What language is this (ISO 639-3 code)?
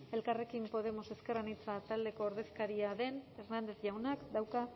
eus